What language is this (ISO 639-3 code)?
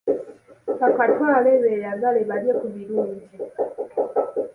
lug